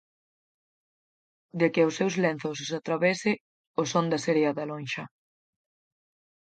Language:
Galician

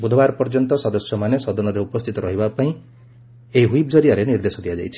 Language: Odia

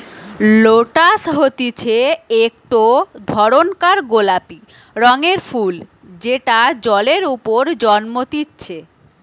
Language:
Bangla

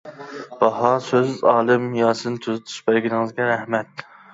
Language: Uyghur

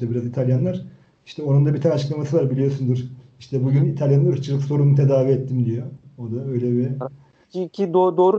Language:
Turkish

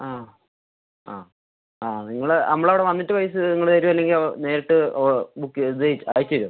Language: Malayalam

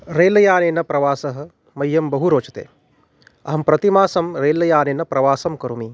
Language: Sanskrit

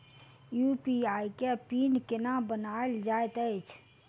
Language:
Maithili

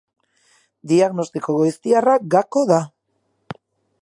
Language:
Basque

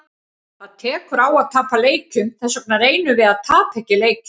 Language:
Icelandic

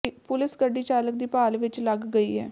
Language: Punjabi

